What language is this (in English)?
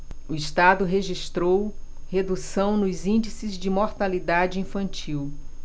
Portuguese